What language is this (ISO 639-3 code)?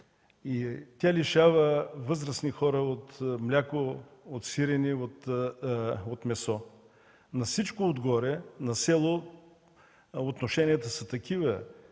bul